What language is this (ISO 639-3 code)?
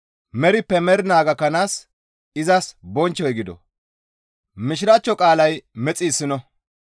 gmv